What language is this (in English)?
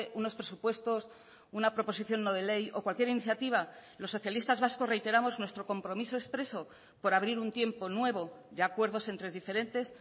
Spanish